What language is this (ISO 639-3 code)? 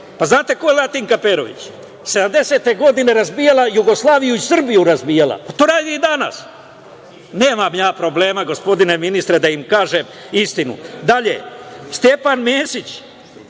srp